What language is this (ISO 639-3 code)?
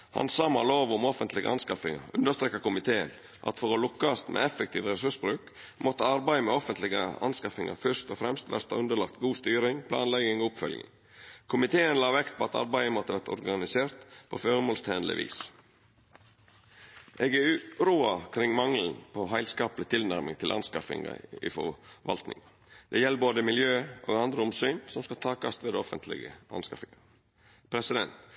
nor